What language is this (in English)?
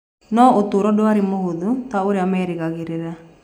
Kikuyu